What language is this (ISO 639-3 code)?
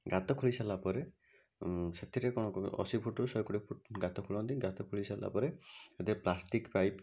ori